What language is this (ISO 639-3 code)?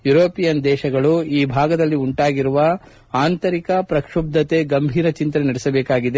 kan